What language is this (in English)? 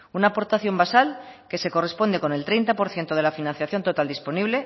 Spanish